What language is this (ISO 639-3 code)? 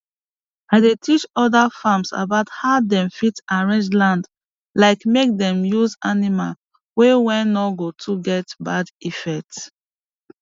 pcm